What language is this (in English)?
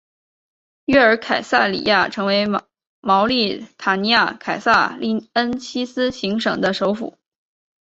Chinese